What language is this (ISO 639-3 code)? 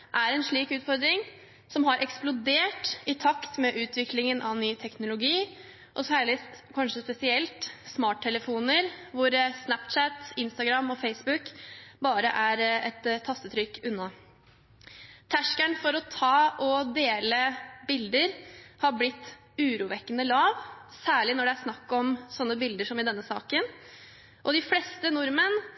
nob